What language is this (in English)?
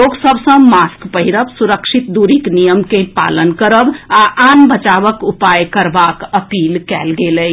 Maithili